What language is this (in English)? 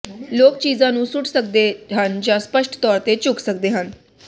Punjabi